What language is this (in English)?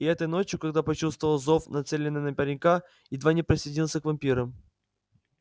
Russian